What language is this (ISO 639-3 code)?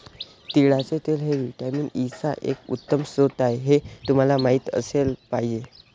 mar